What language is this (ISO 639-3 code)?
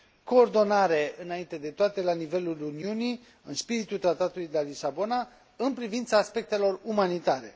ron